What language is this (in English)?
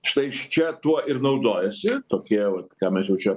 Lithuanian